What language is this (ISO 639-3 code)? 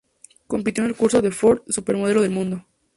spa